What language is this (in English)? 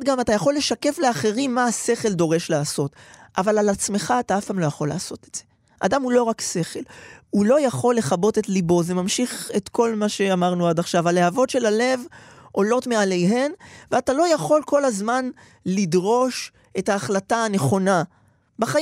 Hebrew